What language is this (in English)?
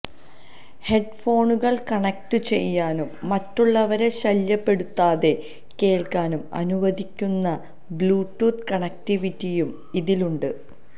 Malayalam